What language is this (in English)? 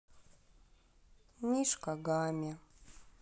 Russian